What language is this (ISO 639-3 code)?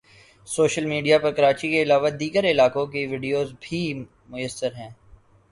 urd